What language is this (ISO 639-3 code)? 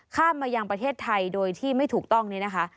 tha